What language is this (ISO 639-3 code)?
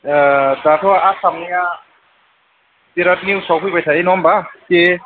brx